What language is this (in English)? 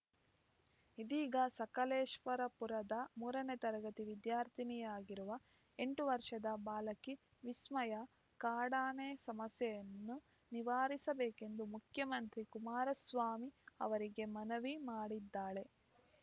Kannada